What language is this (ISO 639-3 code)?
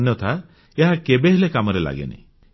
ori